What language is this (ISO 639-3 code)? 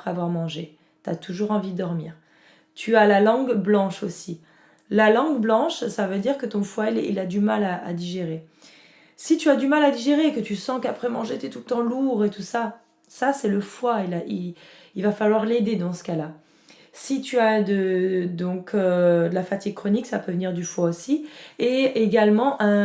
fra